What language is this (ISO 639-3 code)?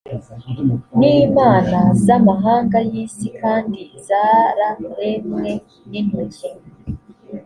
kin